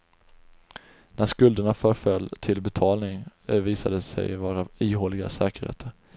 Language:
Swedish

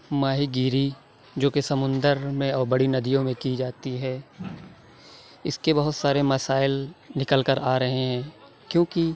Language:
Urdu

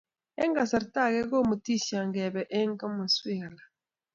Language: Kalenjin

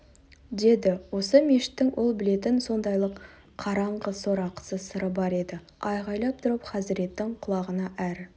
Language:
Kazakh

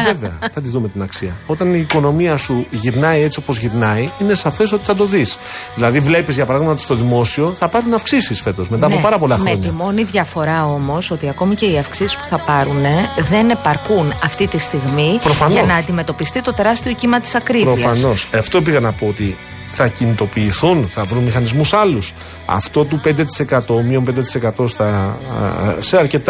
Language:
Greek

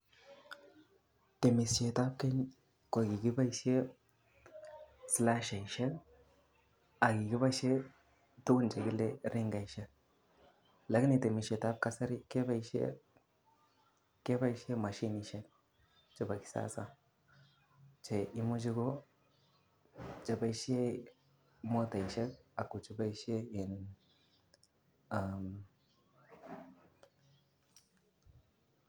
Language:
Kalenjin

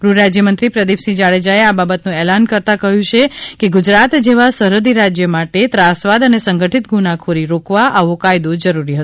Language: Gujarati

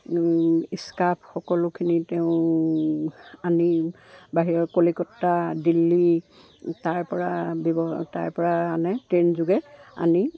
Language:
Assamese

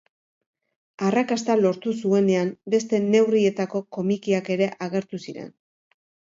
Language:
Basque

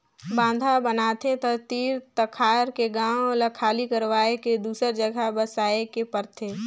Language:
Chhattisgarhi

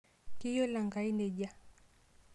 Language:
Masai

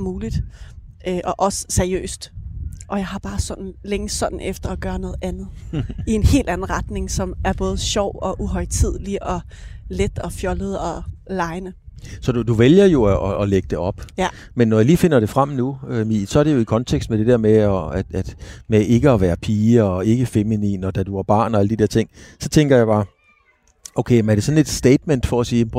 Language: Danish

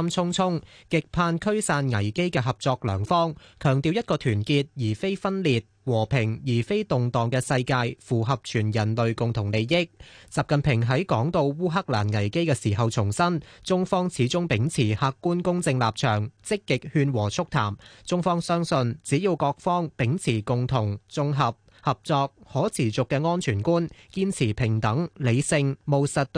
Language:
Chinese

